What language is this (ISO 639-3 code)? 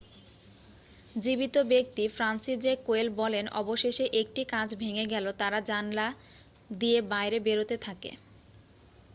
ben